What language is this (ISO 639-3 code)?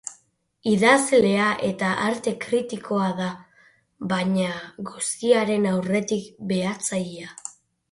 eus